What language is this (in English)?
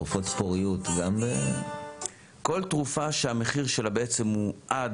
Hebrew